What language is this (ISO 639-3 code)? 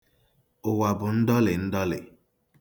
ibo